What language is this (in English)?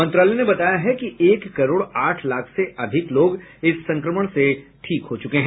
Hindi